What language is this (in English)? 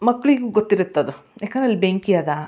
Kannada